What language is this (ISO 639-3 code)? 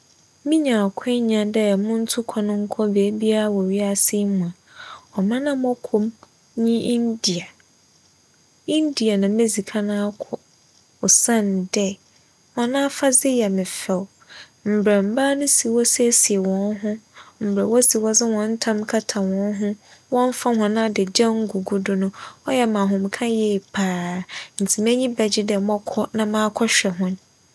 aka